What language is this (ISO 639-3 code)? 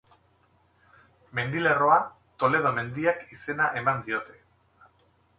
eus